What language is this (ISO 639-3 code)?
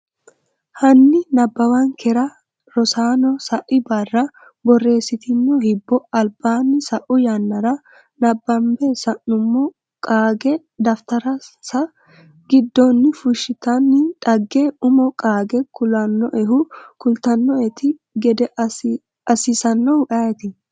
sid